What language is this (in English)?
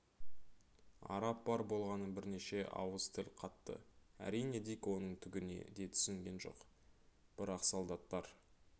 Kazakh